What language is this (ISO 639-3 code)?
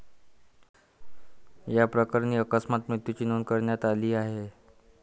mar